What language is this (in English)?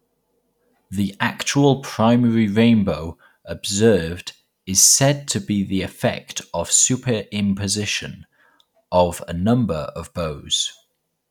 English